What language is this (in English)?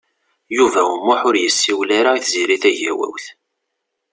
Kabyle